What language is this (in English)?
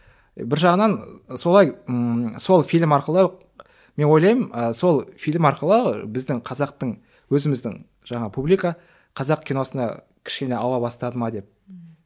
Kazakh